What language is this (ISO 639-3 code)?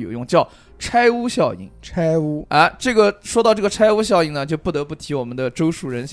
zho